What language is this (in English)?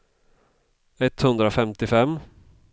Swedish